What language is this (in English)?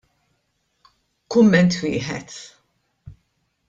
Maltese